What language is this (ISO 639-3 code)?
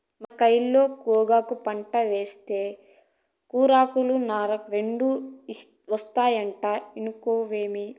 tel